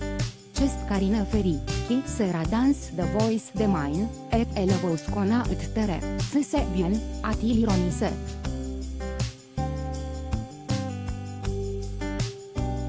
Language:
Romanian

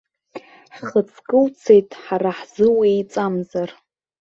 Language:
Abkhazian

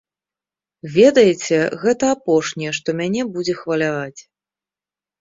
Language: Belarusian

